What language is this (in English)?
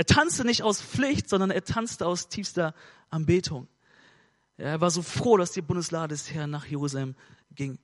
German